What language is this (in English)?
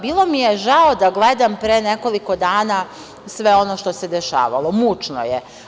Serbian